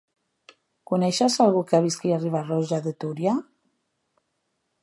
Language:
Catalan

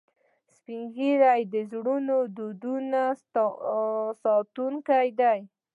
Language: Pashto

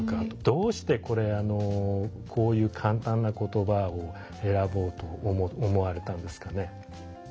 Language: Japanese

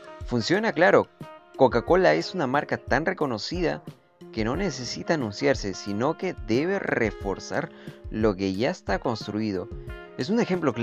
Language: Spanish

